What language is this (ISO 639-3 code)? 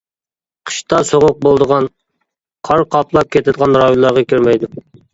uig